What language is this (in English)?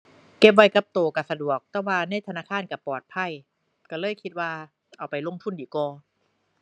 Thai